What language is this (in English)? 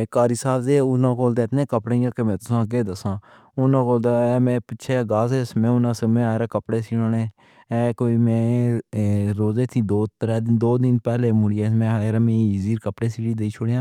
Pahari-Potwari